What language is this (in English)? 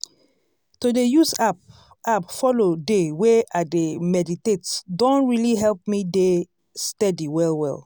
Nigerian Pidgin